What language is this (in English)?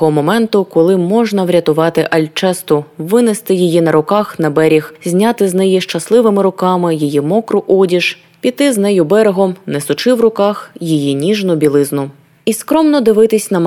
Ukrainian